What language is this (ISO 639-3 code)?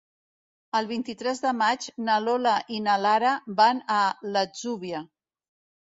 cat